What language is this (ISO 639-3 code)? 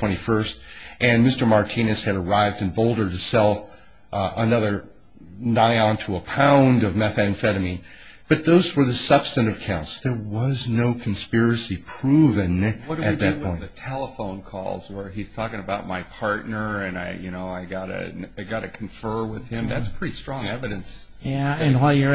eng